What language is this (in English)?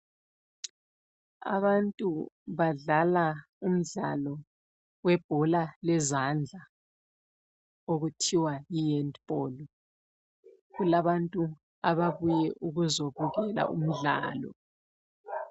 North Ndebele